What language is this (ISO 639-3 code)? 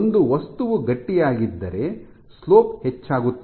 kan